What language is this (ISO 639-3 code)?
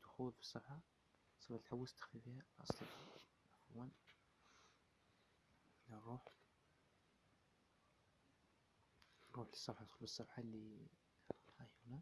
ara